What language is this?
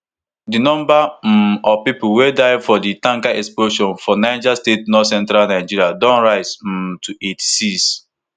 Nigerian Pidgin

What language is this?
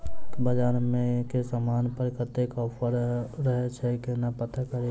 Maithili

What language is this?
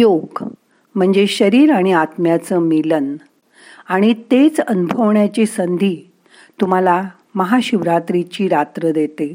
Marathi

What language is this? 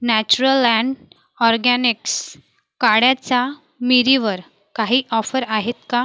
Marathi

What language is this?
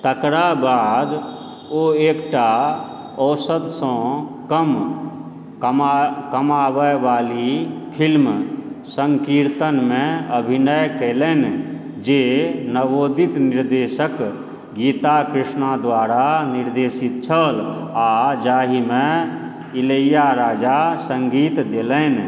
Maithili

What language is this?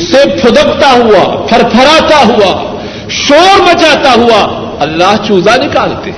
Urdu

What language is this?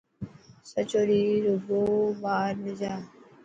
Dhatki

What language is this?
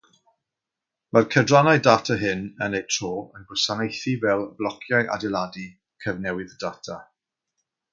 Welsh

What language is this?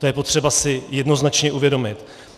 Czech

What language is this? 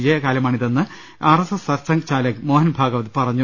Malayalam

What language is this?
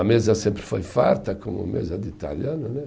Portuguese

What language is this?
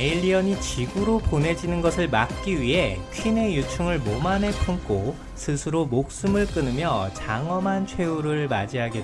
Korean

